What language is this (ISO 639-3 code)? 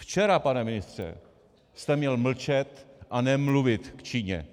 ces